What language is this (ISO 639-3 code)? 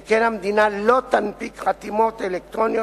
heb